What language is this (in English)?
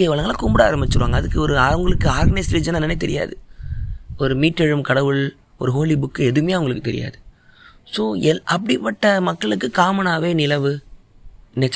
Tamil